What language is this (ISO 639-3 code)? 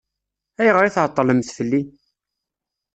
kab